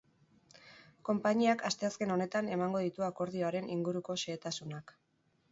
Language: Basque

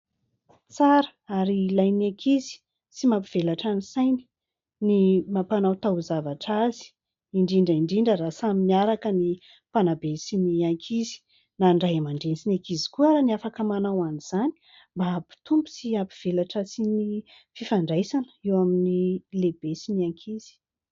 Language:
Malagasy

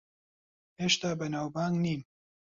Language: Central Kurdish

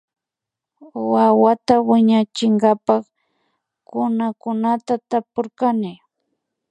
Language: Imbabura Highland Quichua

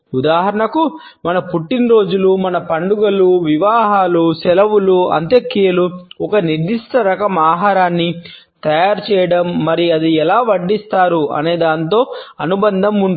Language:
Telugu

